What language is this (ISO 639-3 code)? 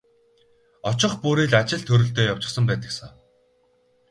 mon